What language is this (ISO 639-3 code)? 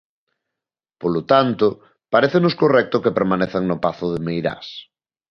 glg